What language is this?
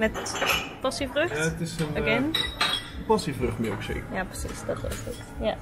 Dutch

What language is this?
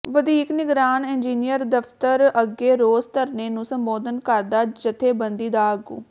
Punjabi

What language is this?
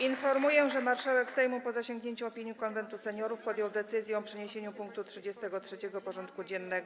Polish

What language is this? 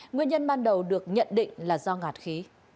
Vietnamese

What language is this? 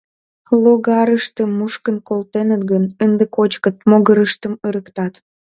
Mari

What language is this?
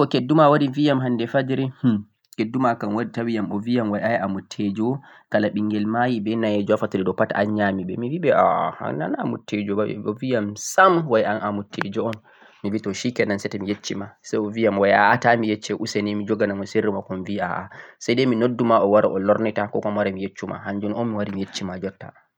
Central-Eastern Niger Fulfulde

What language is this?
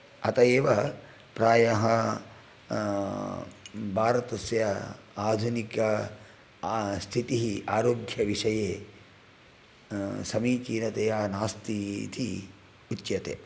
Sanskrit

